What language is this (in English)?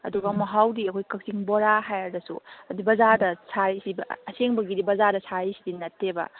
Manipuri